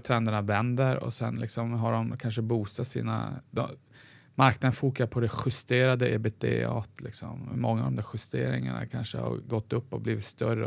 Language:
Swedish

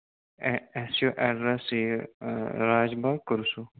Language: Kashmiri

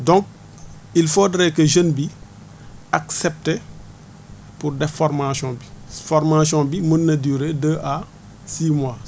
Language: Wolof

